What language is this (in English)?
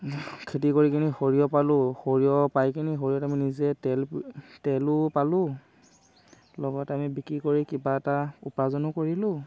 Assamese